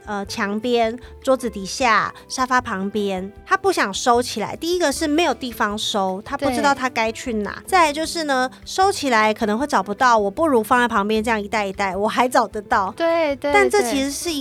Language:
Chinese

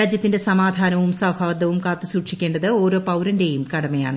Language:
Malayalam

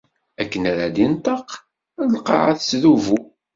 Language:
Kabyle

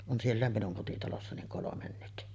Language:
Finnish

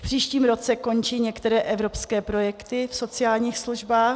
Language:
Czech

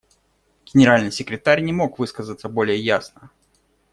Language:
Russian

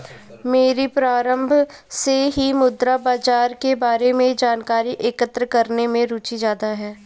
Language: Hindi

